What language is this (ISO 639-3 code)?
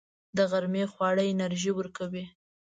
pus